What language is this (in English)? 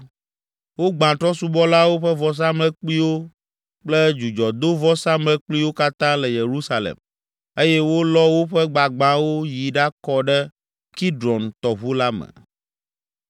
Ewe